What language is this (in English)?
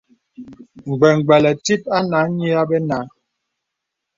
Bebele